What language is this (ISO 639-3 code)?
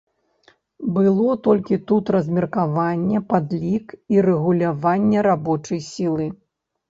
bel